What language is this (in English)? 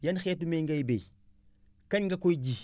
Wolof